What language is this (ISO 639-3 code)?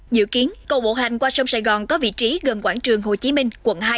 vie